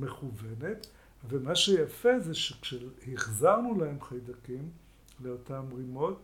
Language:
Hebrew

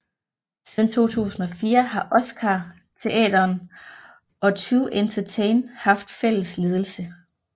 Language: Danish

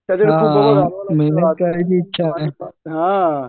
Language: Marathi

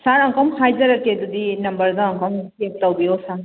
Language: Manipuri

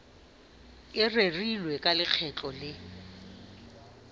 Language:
Southern Sotho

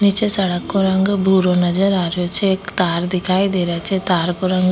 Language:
Rajasthani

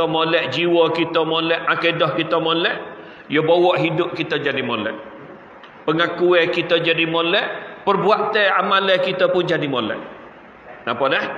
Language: Malay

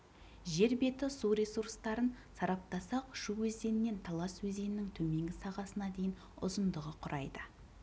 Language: Kazakh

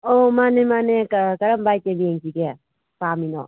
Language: Manipuri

